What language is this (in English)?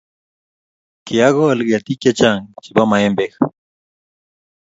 Kalenjin